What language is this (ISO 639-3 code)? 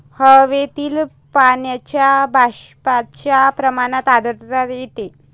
mar